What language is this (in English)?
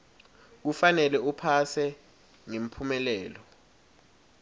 Swati